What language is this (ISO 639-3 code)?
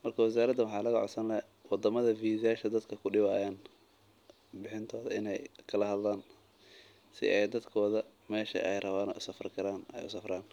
som